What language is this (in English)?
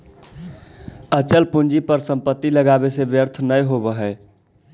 Magahi